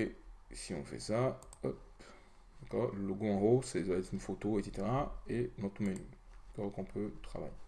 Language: French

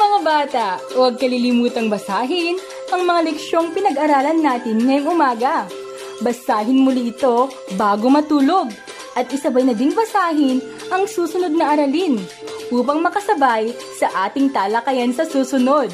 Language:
Filipino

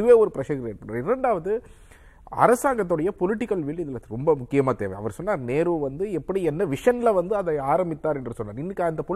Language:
Tamil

